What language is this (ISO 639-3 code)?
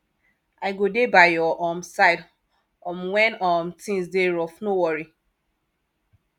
pcm